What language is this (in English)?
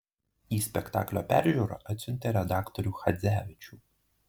Lithuanian